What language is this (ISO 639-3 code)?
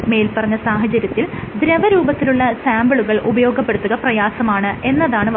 mal